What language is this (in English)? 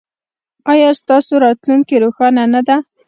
Pashto